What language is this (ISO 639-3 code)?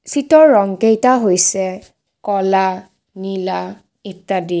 asm